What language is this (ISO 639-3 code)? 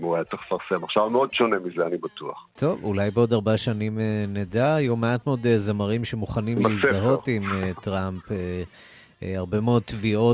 heb